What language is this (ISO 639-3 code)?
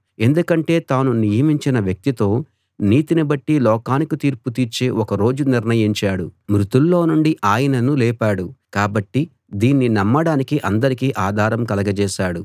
tel